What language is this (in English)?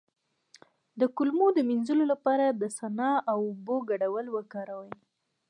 Pashto